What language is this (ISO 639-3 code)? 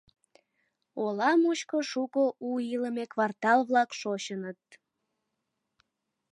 chm